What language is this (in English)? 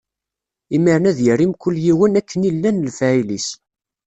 Kabyle